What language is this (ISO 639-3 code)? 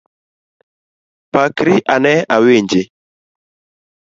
luo